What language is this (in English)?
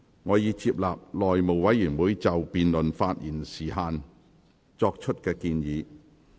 Cantonese